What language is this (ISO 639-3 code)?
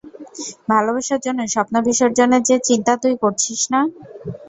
ben